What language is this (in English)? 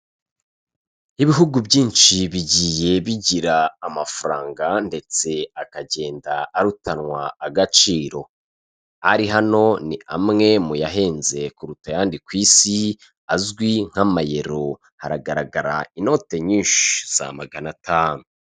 Kinyarwanda